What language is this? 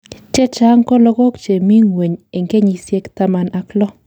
Kalenjin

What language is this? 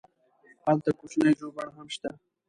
Pashto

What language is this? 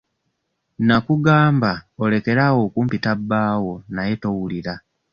Ganda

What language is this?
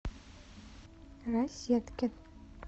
Russian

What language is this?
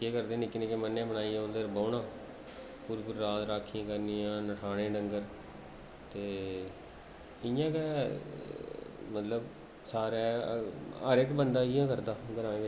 Dogri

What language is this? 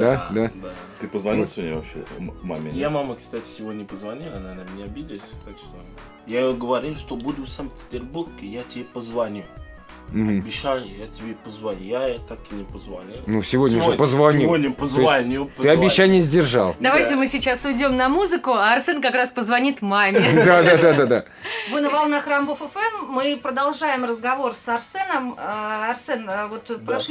Russian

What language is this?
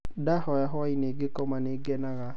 Kikuyu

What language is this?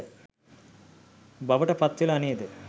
Sinhala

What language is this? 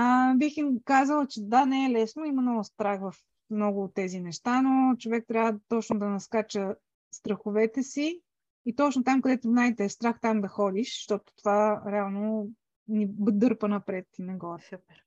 Bulgarian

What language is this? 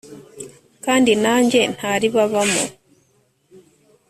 Kinyarwanda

